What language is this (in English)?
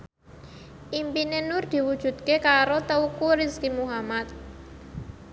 Javanese